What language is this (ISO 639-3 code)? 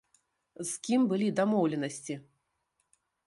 bel